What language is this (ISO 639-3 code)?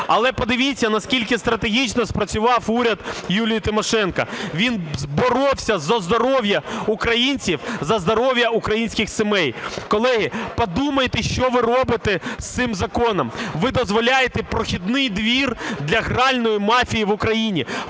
ukr